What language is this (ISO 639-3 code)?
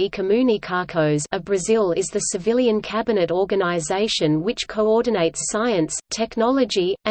eng